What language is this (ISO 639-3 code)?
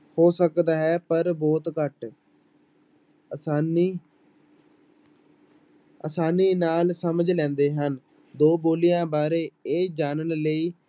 pan